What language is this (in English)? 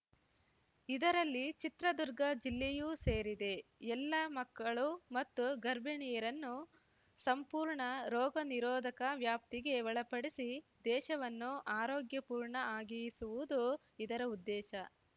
Kannada